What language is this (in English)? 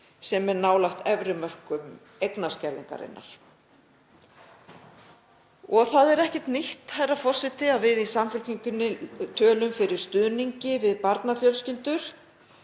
Icelandic